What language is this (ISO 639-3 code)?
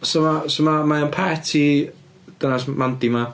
cym